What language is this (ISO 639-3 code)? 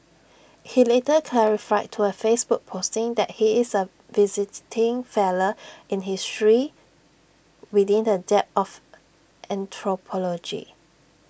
eng